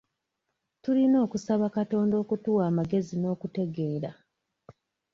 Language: Ganda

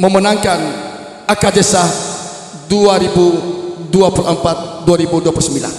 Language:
Malay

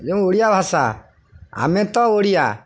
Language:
Odia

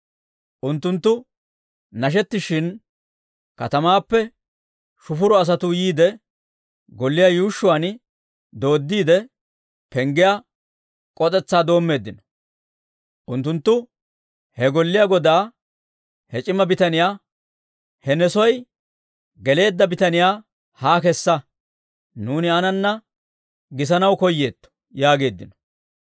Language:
Dawro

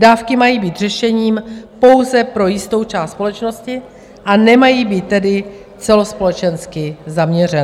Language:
Czech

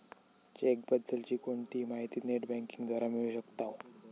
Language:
Marathi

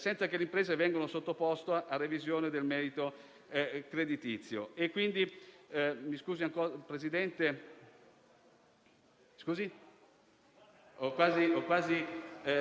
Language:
Italian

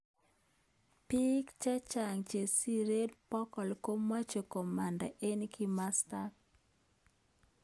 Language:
Kalenjin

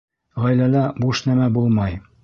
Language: Bashkir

